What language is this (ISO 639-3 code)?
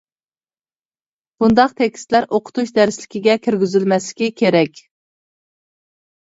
uig